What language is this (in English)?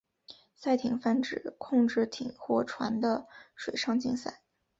Chinese